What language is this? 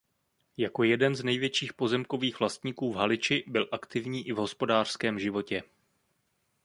Czech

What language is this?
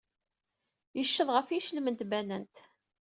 Kabyle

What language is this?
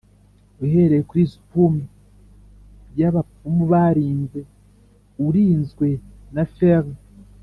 Kinyarwanda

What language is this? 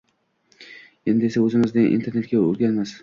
Uzbek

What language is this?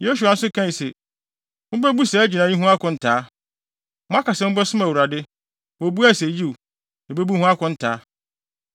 Akan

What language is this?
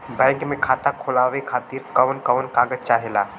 Bhojpuri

